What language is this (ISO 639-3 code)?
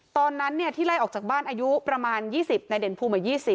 tha